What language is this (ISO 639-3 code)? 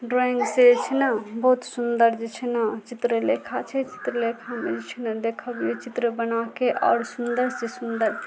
mai